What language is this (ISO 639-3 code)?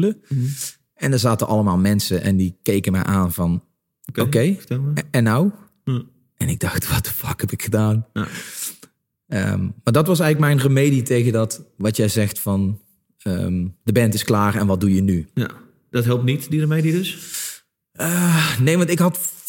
nld